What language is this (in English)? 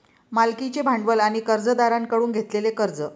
Marathi